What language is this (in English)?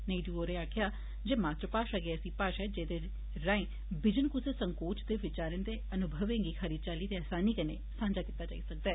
Dogri